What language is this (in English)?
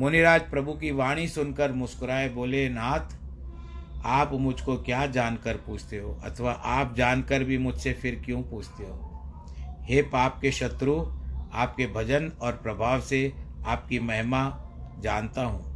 Hindi